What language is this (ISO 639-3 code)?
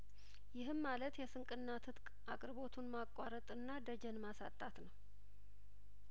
amh